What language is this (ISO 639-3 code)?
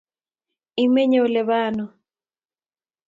kln